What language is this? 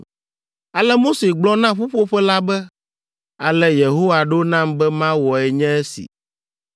Ewe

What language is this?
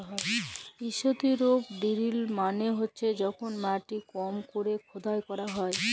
Bangla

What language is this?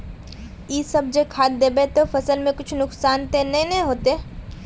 Magahi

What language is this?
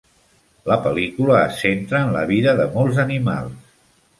Catalan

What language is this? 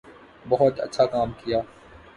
Urdu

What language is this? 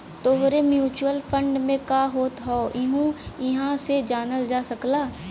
Bhojpuri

